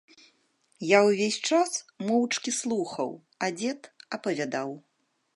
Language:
Belarusian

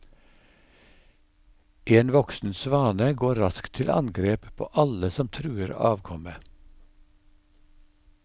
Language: Norwegian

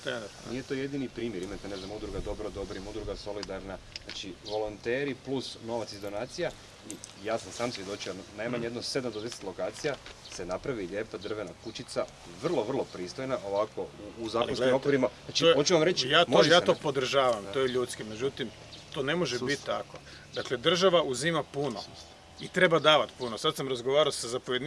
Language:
Croatian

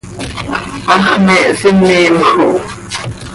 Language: Seri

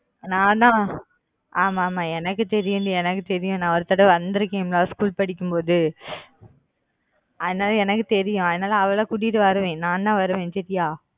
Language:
Tamil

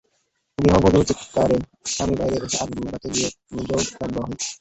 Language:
Bangla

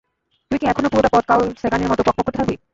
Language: Bangla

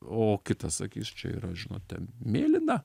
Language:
Lithuanian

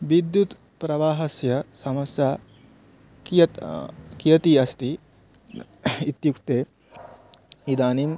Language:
Sanskrit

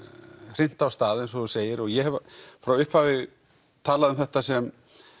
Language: Icelandic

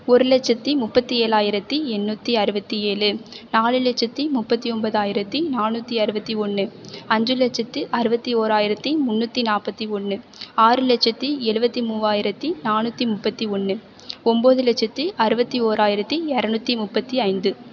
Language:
Tamil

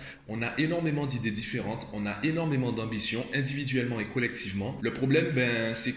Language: French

